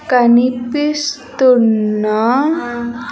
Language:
Telugu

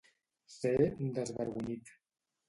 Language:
Catalan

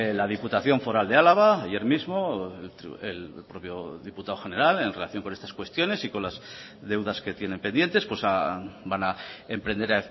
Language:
Spanish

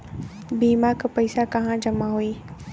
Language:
Bhojpuri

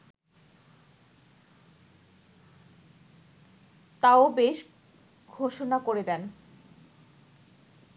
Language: Bangla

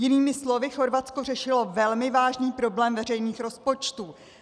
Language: Czech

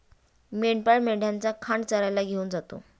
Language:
Marathi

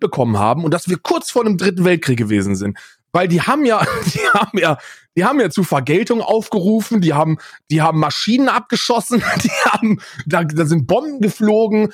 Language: German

